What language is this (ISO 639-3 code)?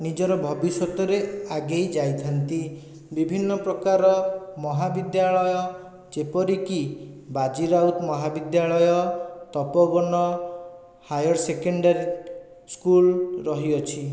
ori